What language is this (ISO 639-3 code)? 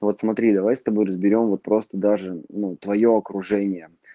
rus